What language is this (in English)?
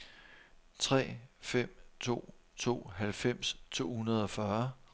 Danish